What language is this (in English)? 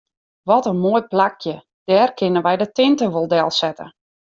Western Frisian